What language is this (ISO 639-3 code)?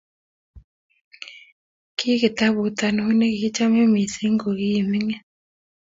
kln